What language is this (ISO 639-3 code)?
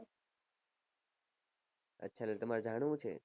guj